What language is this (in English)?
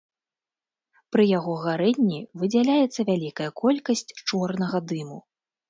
Belarusian